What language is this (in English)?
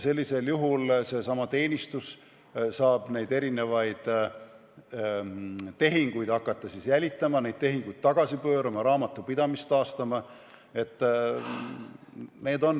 Estonian